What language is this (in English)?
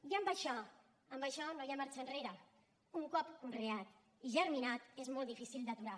Catalan